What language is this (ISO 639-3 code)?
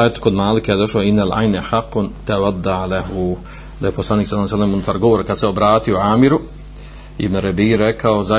hrv